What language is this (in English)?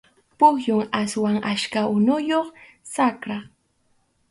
Arequipa-La Unión Quechua